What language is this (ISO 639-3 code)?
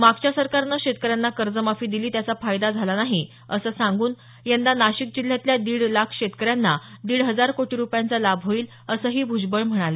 mar